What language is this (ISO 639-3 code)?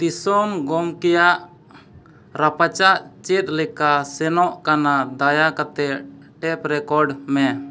sat